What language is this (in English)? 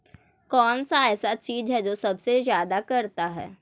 Magahi